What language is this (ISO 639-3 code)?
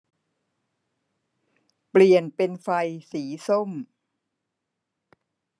tha